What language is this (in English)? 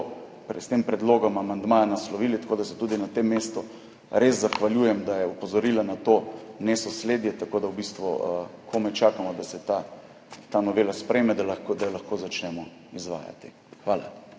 Slovenian